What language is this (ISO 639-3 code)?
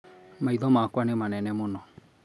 kik